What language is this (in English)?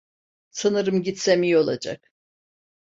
Turkish